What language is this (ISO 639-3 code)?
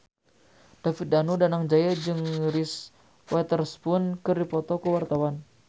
sun